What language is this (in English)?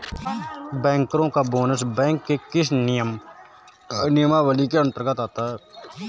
Hindi